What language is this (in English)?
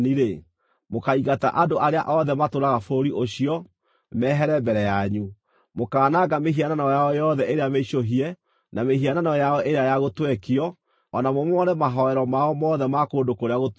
Kikuyu